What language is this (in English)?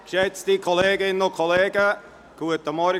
Swiss German